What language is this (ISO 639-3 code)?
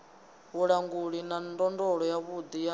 ven